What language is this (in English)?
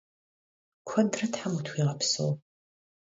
Kabardian